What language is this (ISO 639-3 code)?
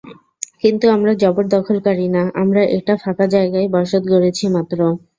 ben